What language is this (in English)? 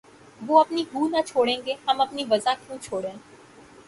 Urdu